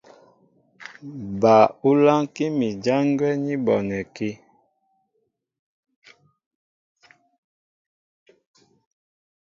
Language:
Mbo (Cameroon)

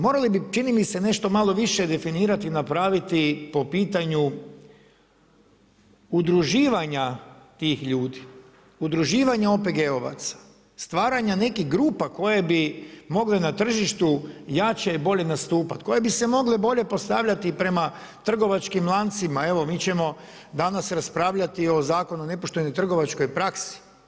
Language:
Croatian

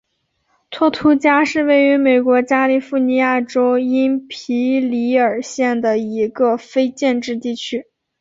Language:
Chinese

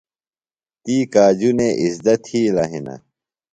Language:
Phalura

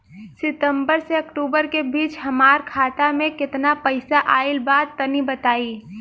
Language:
Bhojpuri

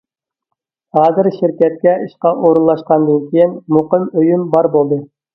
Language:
Uyghur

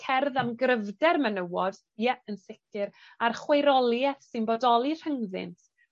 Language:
Welsh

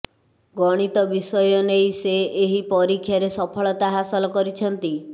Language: Odia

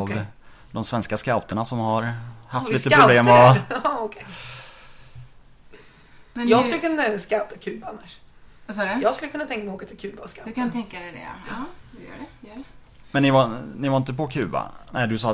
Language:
Swedish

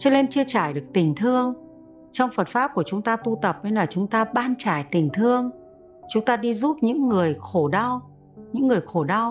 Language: Vietnamese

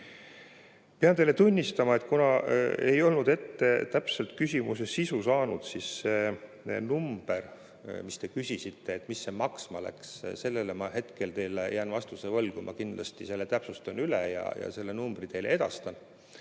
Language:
Estonian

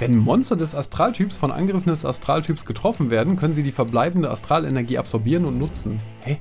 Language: German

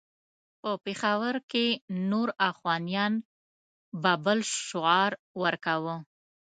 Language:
Pashto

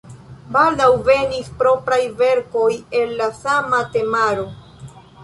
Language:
Esperanto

